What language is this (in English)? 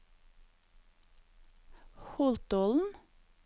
Norwegian